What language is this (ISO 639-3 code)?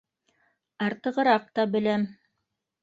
bak